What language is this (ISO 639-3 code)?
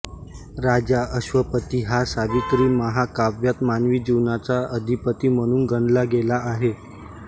mar